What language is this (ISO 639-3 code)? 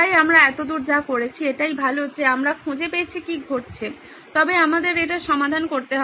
ben